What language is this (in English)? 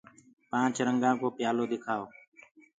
Gurgula